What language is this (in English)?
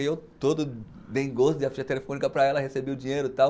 Portuguese